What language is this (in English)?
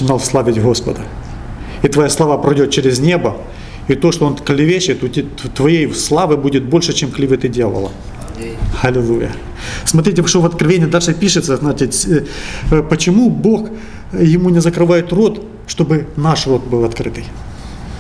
Russian